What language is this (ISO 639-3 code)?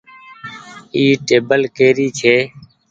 gig